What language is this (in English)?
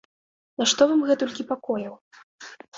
Belarusian